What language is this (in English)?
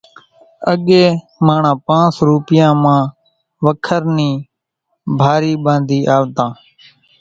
Kachi Koli